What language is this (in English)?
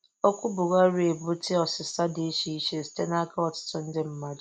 Igbo